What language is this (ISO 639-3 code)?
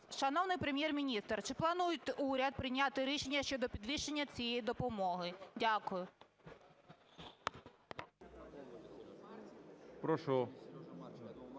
ukr